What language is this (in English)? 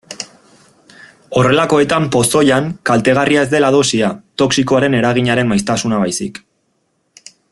Basque